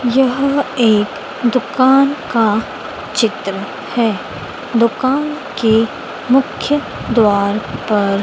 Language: Hindi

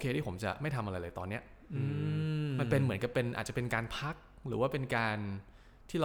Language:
Thai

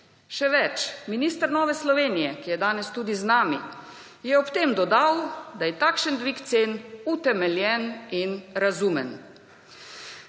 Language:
Slovenian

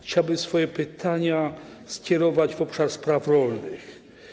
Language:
Polish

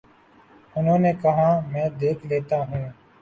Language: Urdu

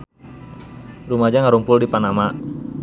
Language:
Sundanese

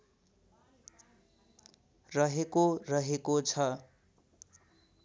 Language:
Nepali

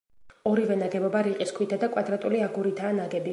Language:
Georgian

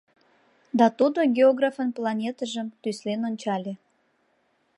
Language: Mari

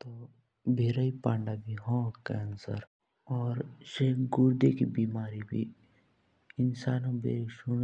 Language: Jaunsari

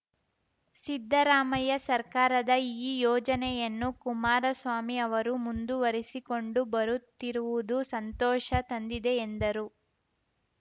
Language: Kannada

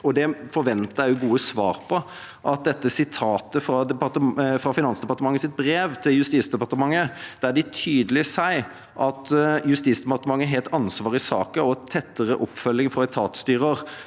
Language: Norwegian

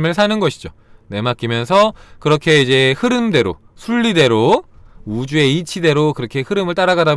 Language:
Korean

